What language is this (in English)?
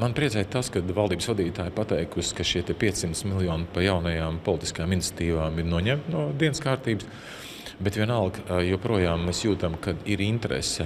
Latvian